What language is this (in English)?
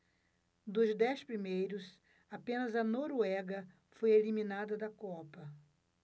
Portuguese